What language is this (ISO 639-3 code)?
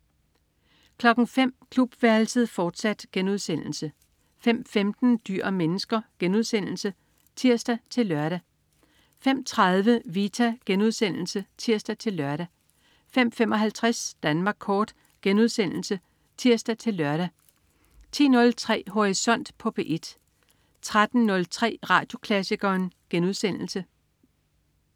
dan